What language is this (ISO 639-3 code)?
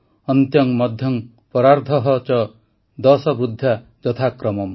ori